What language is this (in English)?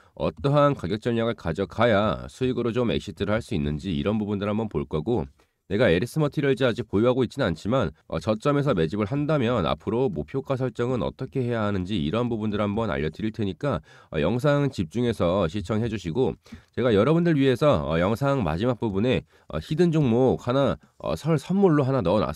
Korean